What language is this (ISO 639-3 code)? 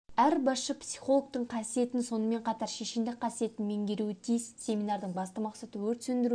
kaz